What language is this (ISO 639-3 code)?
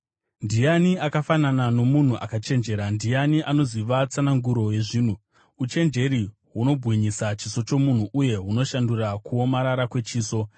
sna